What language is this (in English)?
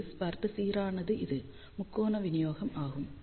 Tamil